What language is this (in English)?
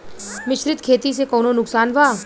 Bhojpuri